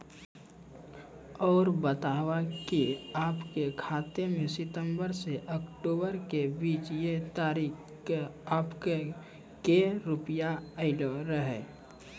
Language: Maithili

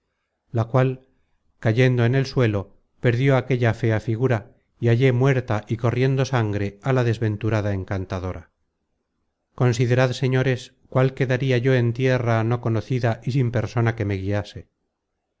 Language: Spanish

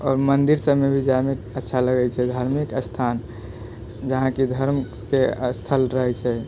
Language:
Maithili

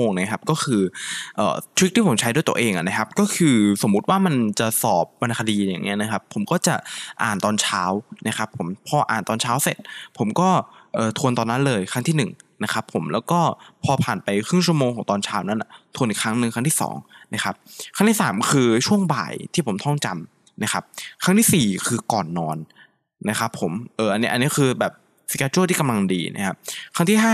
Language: Thai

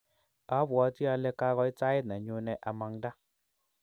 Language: Kalenjin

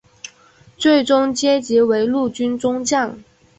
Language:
Chinese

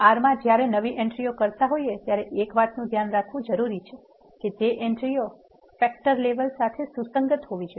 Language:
Gujarati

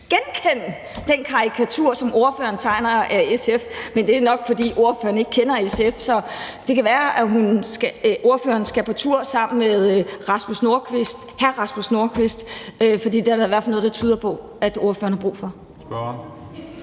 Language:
Danish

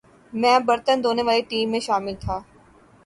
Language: Urdu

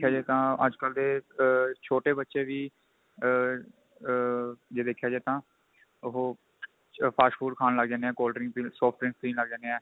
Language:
Punjabi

